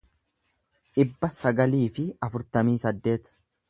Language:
Oromo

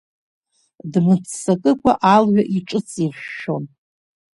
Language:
Abkhazian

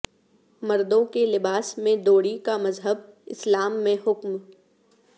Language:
Urdu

